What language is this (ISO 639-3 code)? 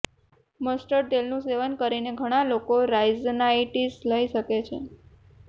guj